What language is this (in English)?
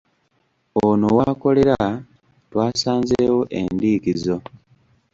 Ganda